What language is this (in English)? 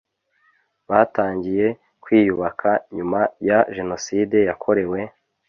Kinyarwanda